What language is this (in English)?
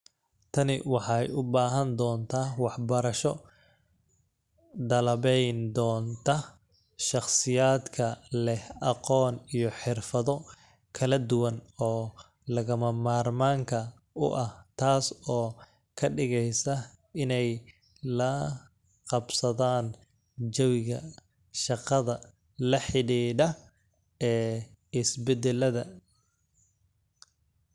Somali